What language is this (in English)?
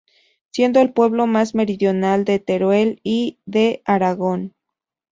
Spanish